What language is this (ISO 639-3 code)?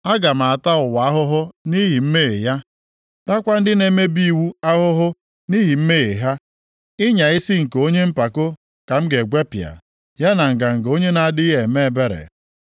ibo